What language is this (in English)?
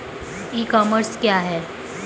Hindi